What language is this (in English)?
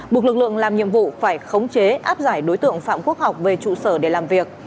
Vietnamese